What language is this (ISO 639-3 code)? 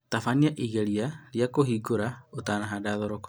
kik